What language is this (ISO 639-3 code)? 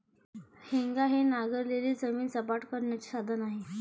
mar